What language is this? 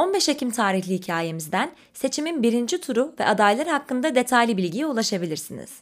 Turkish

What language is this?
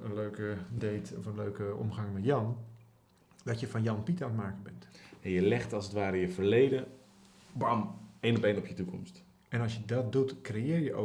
Dutch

